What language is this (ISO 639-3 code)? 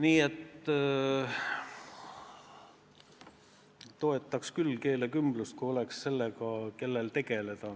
est